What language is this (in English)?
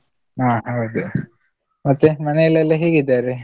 Kannada